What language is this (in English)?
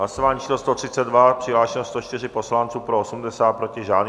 Czech